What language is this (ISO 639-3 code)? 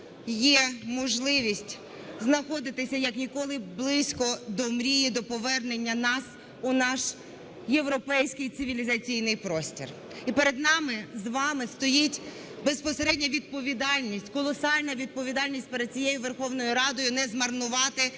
ukr